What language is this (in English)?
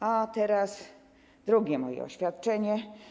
Polish